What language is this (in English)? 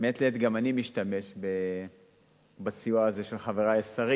Hebrew